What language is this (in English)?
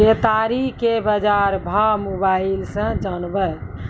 Maithili